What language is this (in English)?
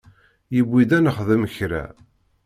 Kabyle